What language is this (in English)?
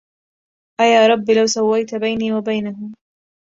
Arabic